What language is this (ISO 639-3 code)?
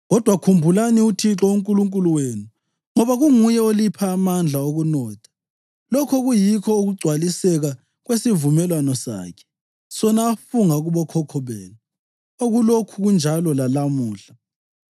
nde